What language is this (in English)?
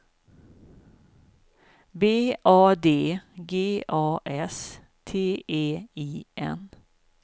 Swedish